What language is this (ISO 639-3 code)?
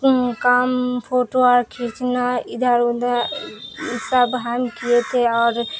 urd